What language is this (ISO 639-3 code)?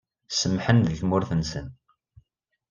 kab